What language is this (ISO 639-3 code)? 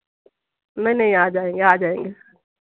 hin